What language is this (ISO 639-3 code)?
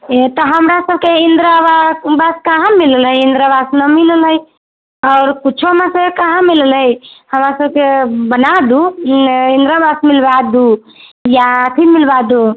mai